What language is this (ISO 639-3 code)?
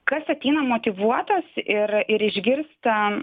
lit